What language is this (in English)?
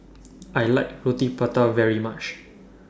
English